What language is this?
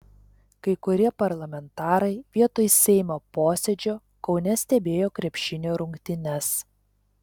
Lithuanian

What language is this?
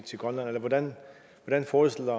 Danish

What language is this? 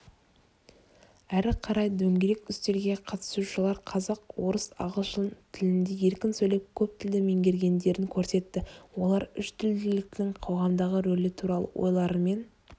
Kazakh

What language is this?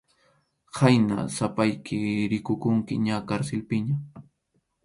Arequipa-La Unión Quechua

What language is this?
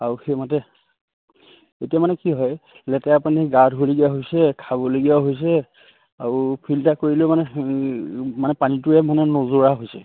Assamese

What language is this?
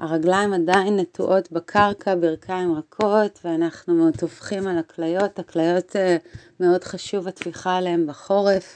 Hebrew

